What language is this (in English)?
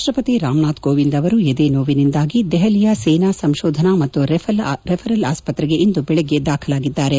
Kannada